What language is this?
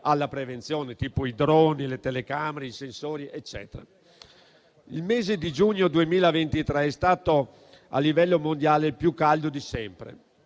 Italian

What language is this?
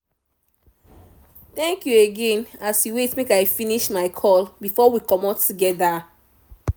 Nigerian Pidgin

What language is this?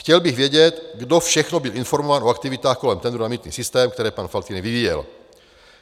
Czech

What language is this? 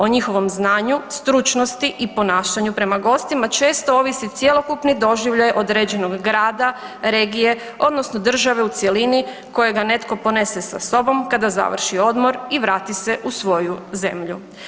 Croatian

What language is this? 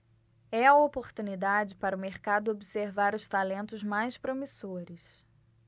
Portuguese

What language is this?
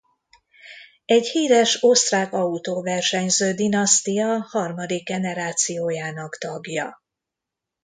Hungarian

